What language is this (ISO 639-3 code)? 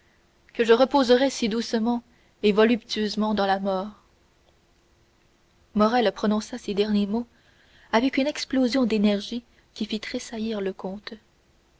fra